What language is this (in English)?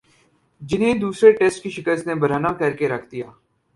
Urdu